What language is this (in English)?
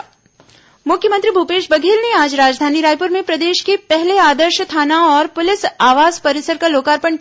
Hindi